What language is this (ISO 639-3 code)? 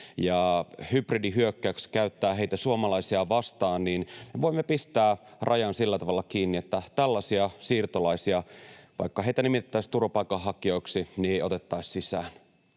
fin